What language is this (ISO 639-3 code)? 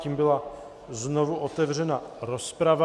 ces